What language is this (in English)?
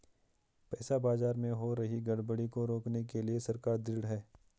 Hindi